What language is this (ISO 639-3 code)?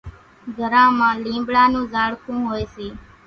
gjk